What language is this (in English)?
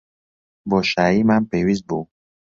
Central Kurdish